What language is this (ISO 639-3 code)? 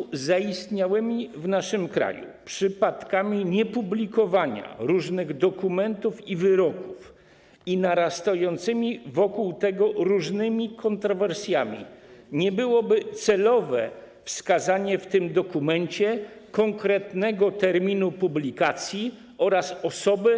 pol